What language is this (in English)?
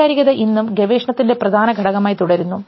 Malayalam